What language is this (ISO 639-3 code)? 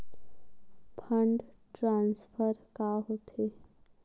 hne